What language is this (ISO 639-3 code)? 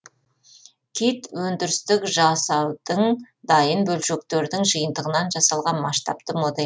kaz